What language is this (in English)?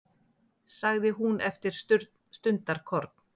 Icelandic